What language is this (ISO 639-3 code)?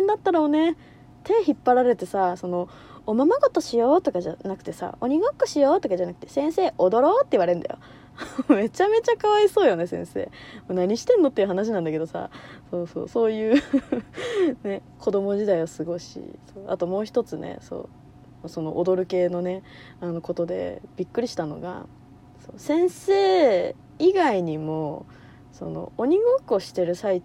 jpn